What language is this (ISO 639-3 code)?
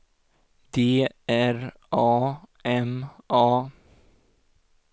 swe